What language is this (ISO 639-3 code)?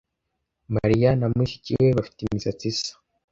kin